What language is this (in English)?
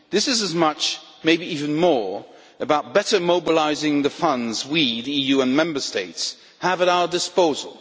English